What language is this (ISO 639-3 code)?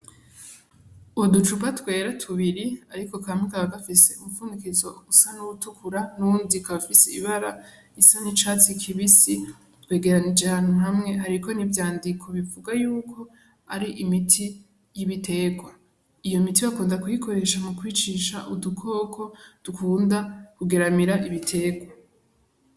run